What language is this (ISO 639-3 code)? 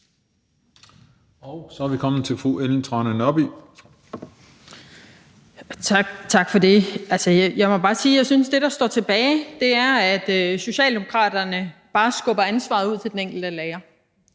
dan